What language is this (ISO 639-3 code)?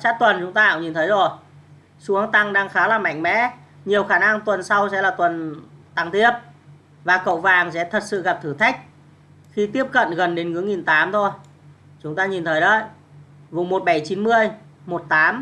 vie